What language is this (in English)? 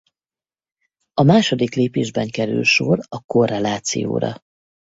Hungarian